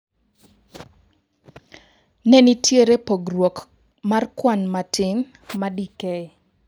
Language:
Luo (Kenya and Tanzania)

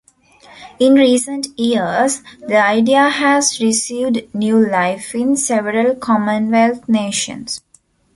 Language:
English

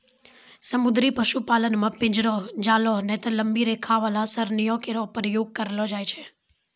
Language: Maithili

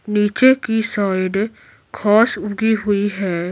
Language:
Hindi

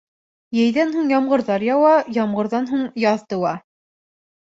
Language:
Bashkir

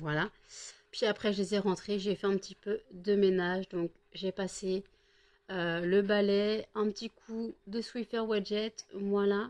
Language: French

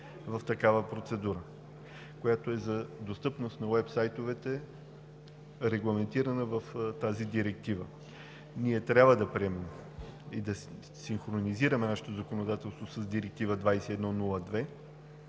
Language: Bulgarian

